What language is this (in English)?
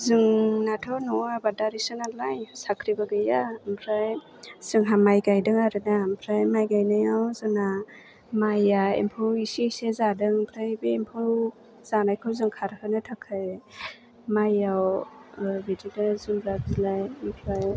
Bodo